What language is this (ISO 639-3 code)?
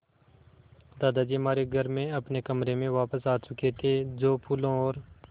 hin